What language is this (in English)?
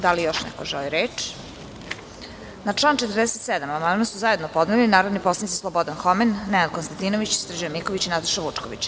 Serbian